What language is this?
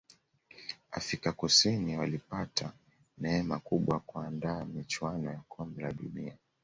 Swahili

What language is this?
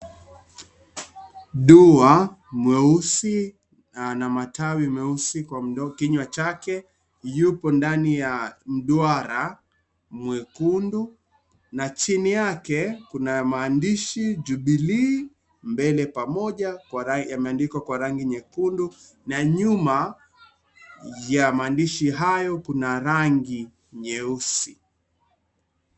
Swahili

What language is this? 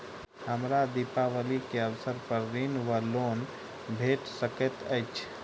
Maithili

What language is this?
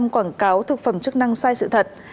Vietnamese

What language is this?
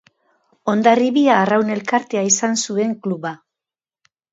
Basque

